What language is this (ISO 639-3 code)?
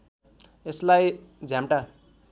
nep